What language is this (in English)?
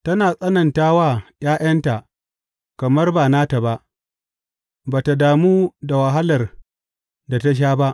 Hausa